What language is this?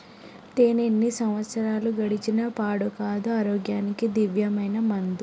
Telugu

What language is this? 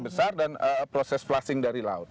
Indonesian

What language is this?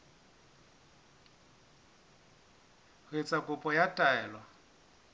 Southern Sotho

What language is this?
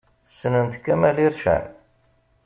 Kabyle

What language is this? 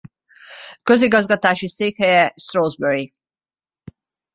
Hungarian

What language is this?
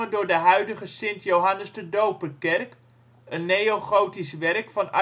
Dutch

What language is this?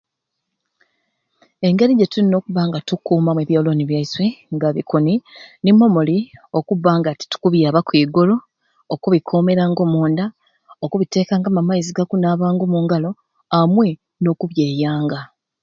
Ruuli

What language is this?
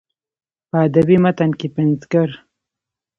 Pashto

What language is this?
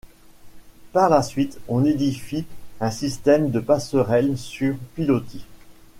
French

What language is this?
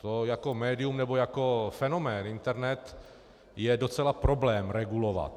Czech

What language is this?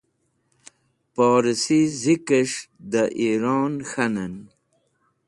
Wakhi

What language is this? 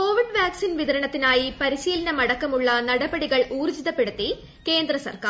Malayalam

